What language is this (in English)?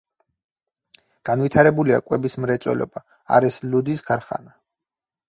Georgian